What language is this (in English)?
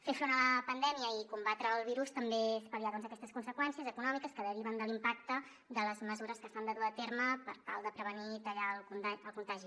Catalan